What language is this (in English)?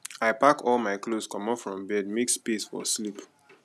Nigerian Pidgin